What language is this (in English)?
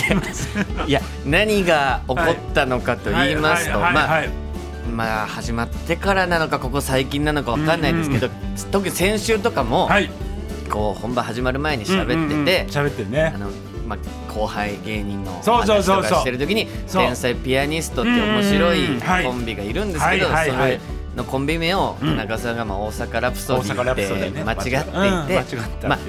Japanese